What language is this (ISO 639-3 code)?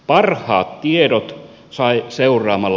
fin